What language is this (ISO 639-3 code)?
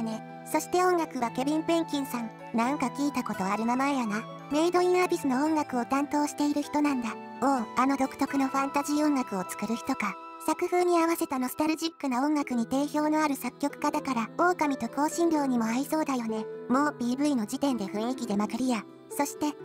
jpn